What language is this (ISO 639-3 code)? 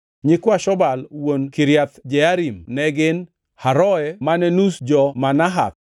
luo